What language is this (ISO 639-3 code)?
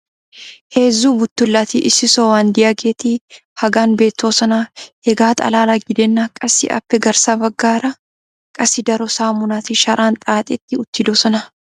wal